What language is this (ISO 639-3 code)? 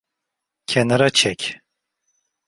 tur